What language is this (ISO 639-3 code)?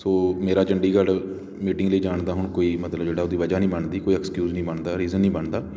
pan